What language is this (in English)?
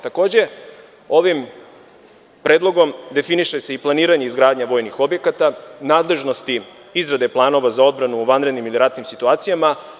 Serbian